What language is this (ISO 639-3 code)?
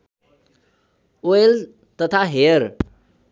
nep